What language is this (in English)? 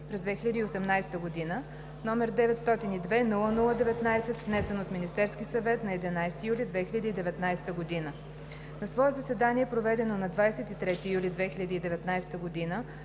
Bulgarian